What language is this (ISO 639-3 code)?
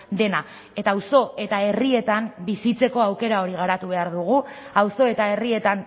eus